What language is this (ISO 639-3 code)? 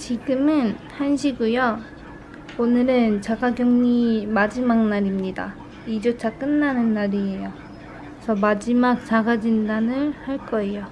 kor